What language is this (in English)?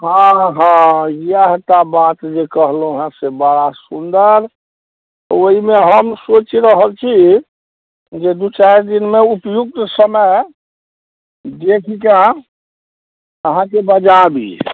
Maithili